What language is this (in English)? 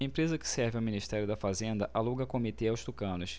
Portuguese